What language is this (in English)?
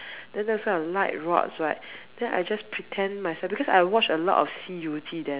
English